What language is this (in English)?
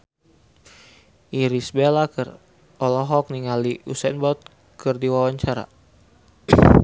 Sundanese